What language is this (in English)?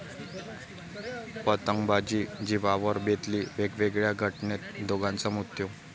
Marathi